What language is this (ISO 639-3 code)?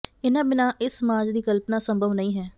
pan